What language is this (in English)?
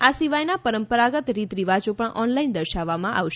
Gujarati